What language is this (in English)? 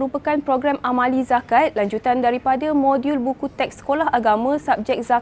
Malay